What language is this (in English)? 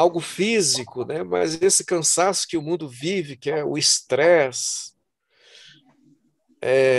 Portuguese